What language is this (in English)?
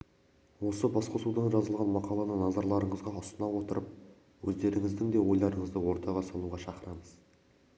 Kazakh